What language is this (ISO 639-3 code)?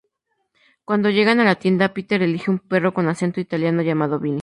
spa